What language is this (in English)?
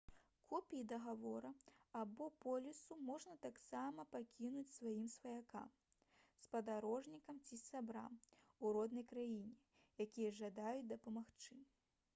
Belarusian